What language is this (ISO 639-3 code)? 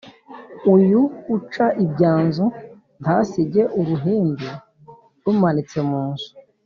kin